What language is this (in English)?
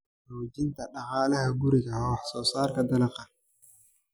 Somali